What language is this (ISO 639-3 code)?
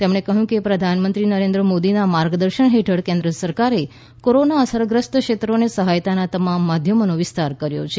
guj